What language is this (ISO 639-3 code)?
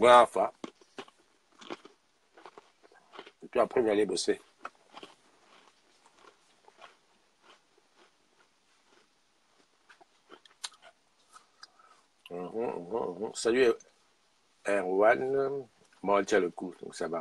fra